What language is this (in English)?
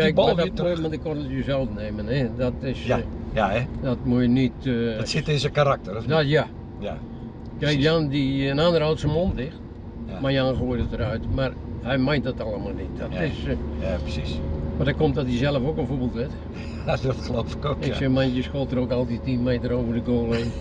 Dutch